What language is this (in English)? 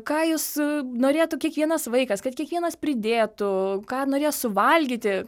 Lithuanian